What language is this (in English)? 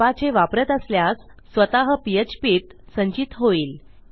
Marathi